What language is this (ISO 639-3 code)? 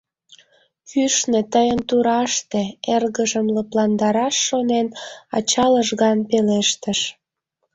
chm